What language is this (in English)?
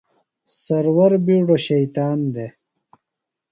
Phalura